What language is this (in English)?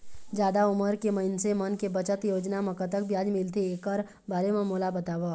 Chhattisgarhi